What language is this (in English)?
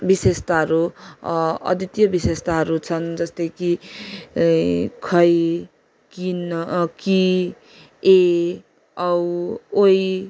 Nepali